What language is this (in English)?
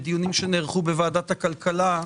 Hebrew